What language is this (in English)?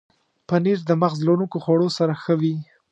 Pashto